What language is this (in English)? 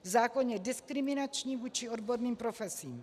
Czech